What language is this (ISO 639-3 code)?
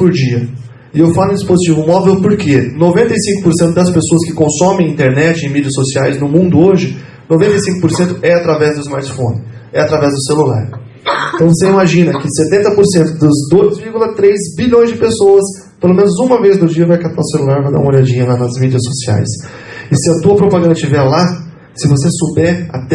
por